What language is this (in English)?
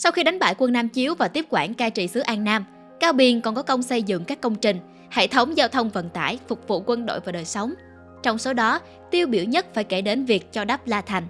Vietnamese